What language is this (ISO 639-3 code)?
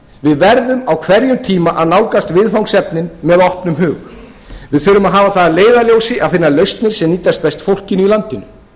isl